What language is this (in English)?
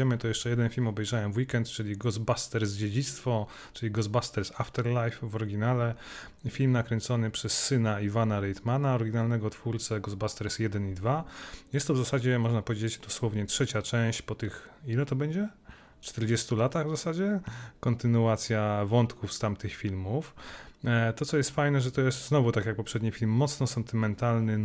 Polish